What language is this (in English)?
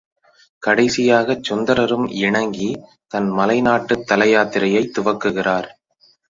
Tamil